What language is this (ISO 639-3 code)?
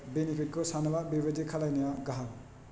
brx